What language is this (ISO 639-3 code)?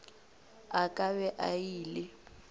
nso